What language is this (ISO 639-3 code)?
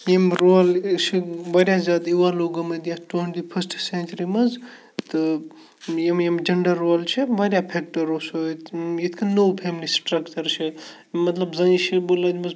kas